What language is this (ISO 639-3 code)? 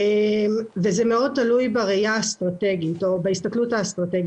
heb